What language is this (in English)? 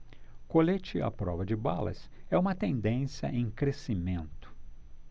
Portuguese